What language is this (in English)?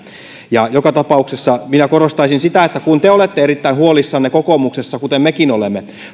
Finnish